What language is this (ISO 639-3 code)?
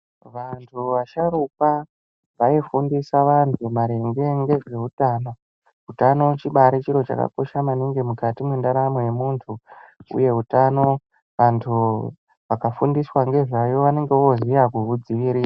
ndc